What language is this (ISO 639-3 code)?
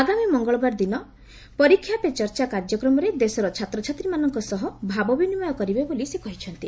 ori